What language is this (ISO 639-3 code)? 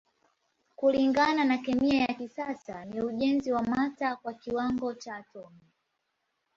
swa